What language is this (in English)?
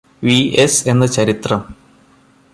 Malayalam